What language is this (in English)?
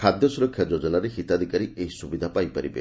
Odia